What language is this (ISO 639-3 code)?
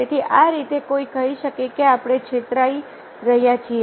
guj